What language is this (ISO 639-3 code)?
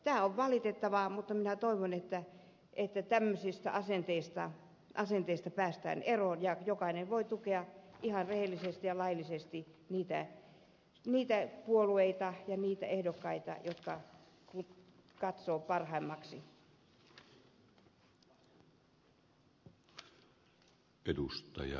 fin